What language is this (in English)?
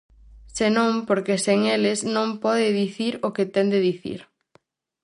Galician